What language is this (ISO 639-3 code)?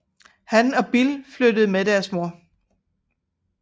dan